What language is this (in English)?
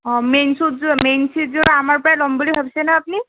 Assamese